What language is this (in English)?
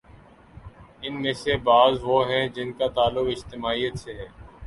Urdu